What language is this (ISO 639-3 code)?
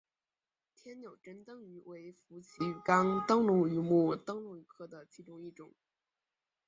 zho